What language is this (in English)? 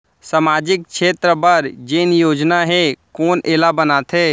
Chhattisgarhi